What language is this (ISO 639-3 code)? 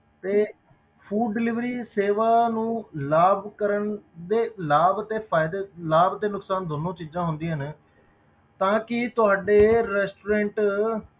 pan